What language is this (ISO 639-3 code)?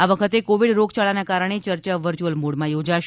guj